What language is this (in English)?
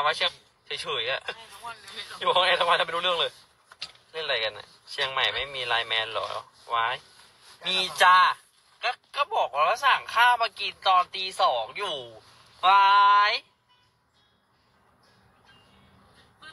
Thai